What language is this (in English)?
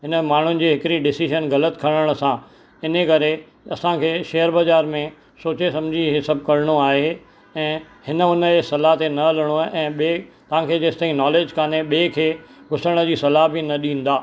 Sindhi